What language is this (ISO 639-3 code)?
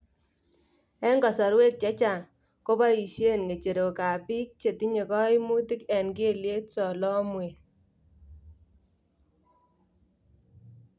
kln